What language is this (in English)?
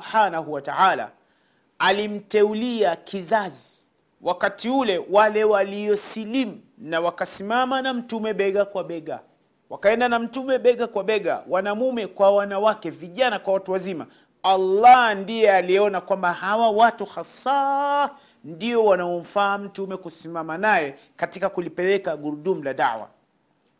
Swahili